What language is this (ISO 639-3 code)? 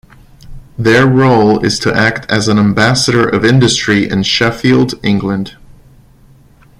eng